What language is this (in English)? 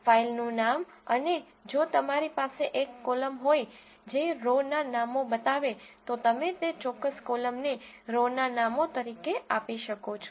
Gujarati